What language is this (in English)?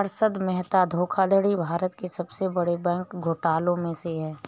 Hindi